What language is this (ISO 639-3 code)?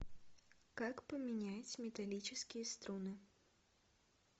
rus